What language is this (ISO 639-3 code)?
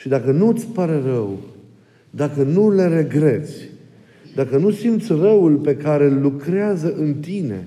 ron